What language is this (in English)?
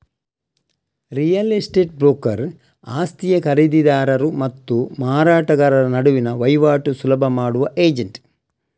Kannada